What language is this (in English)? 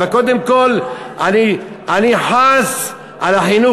Hebrew